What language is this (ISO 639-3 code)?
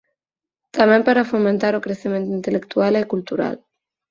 glg